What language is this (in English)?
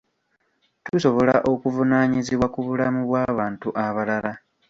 Ganda